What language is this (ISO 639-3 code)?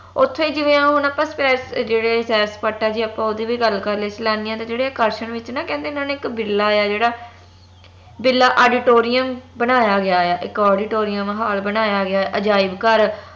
pan